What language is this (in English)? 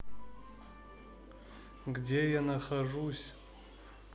Russian